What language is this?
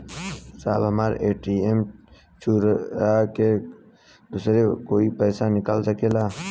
Bhojpuri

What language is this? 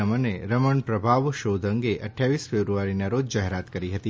Gujarati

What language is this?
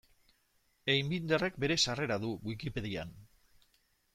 Basque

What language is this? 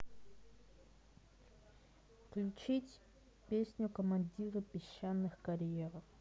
Russian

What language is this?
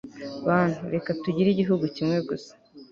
Kinyarwanda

